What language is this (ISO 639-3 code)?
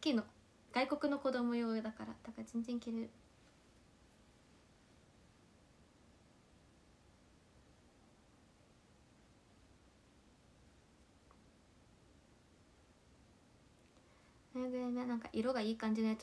jpn